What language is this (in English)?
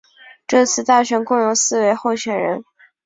Chinese